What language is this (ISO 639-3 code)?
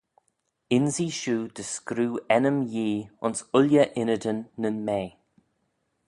glv